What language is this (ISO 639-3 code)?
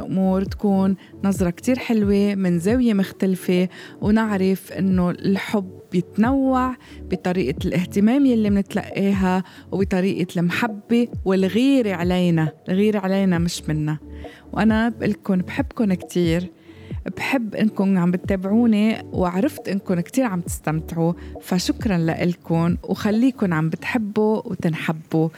ara